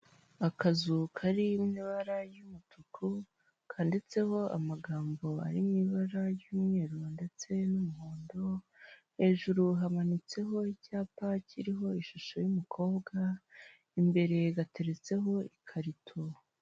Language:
Kinyarwanda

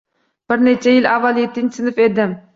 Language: Uzbek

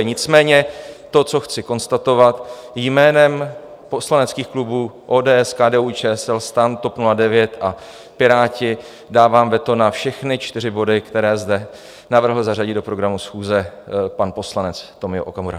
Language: Czech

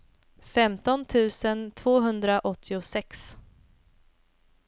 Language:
Swedish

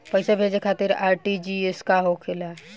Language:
Bhojpuri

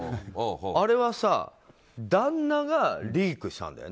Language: Japanese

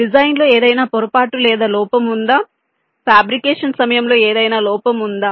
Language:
Telugu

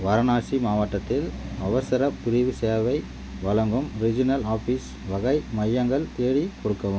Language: Tamil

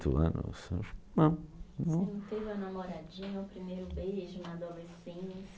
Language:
Portuguese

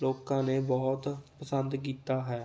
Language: Punjabi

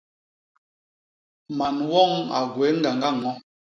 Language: Basaa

